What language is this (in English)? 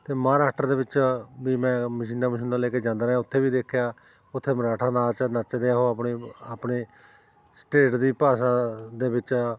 Punjabi